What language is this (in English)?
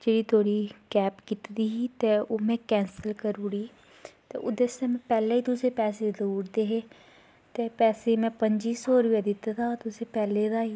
Dogri